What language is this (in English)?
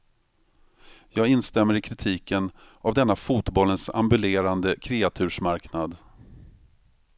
Swedish